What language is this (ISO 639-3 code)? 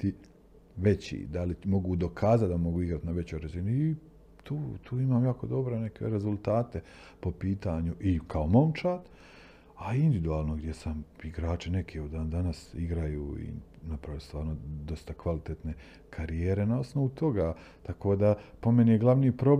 hrv